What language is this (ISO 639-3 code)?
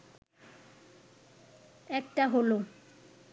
ben